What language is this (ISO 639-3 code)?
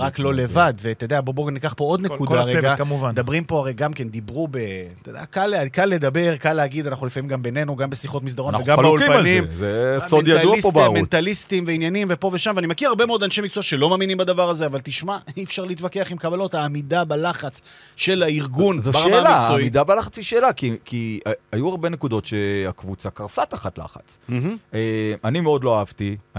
heb